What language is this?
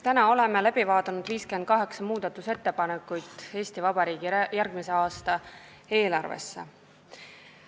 Estonian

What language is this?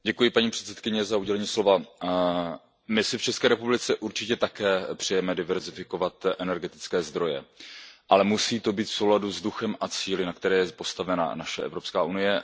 Czech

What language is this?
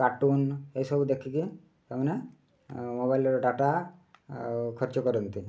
Odia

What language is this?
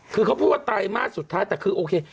Thai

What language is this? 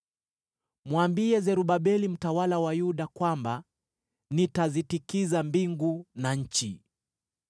Swahili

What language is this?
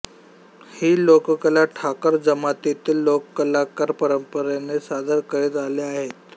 Marathi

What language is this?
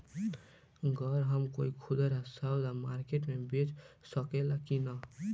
Bhojpuri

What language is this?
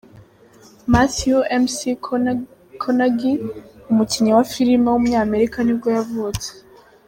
Kinyarwanda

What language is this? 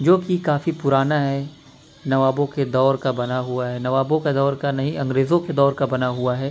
Urdu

